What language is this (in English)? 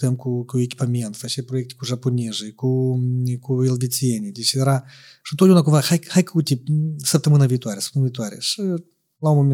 Romanian